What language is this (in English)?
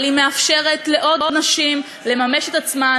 Hebrew